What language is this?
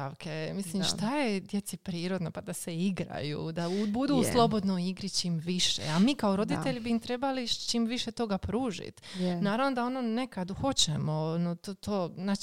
Croatian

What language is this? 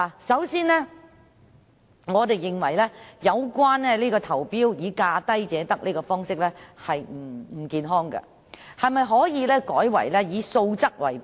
Cantonese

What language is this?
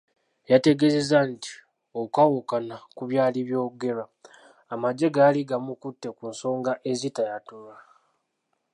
Ganda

